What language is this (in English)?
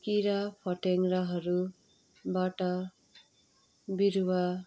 Nepali